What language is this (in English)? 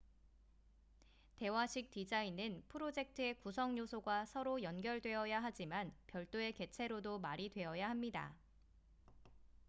Korean